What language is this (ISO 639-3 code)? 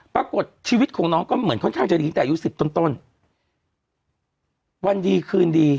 tha